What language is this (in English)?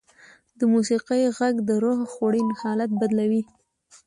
Pashto